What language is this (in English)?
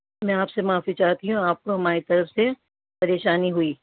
Urdu